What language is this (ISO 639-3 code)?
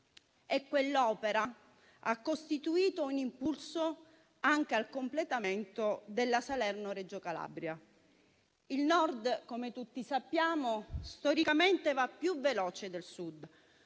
ita